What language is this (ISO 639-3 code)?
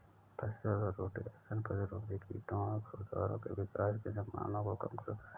hin